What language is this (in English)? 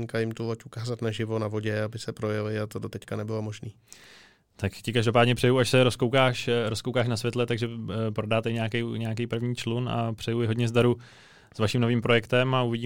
Czech